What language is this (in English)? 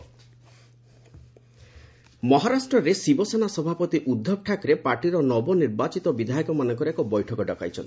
Odia